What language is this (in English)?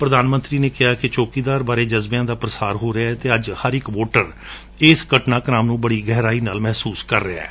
Punjabi